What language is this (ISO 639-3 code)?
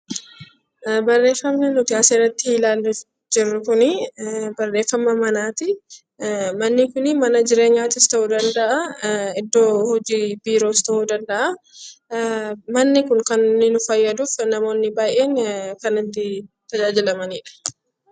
orm